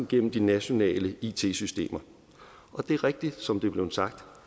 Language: Danish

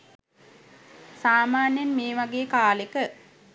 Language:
Sinhala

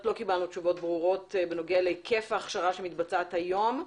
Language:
Hebrew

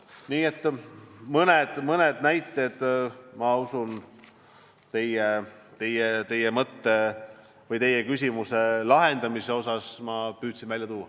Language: Estonian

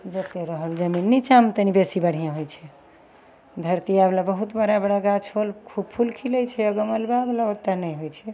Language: Maithili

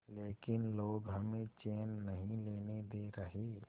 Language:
Hindi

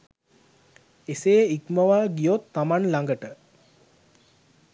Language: Sinhala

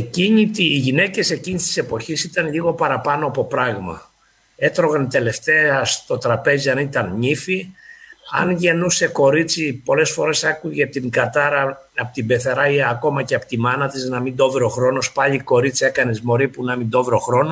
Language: Greek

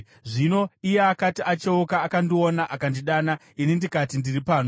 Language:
Shona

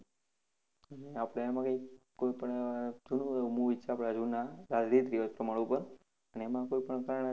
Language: Gujarati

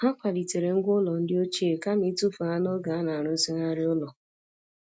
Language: Igbo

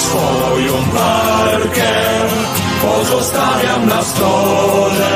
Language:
Polish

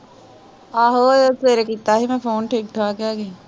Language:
Punjabi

